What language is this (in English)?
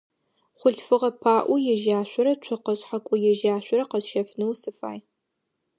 Adyghe